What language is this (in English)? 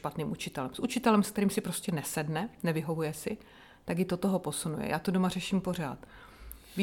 Czech